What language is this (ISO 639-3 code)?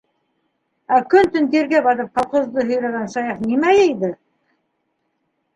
bak